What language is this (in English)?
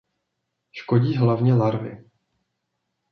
Czech